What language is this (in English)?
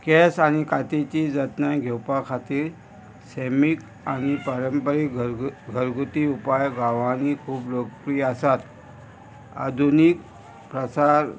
Konkani